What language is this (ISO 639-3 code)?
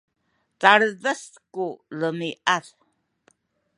szy